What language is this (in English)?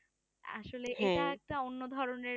Bangla